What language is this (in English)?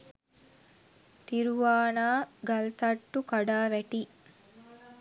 Sinhala